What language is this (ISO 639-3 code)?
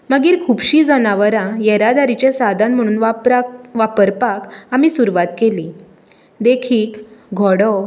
kok